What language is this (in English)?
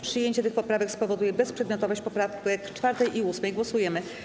Polish